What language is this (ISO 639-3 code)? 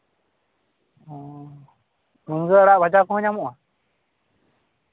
sat